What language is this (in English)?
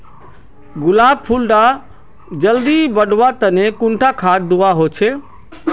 Magahi